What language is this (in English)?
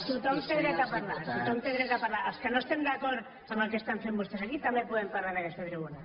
Catalan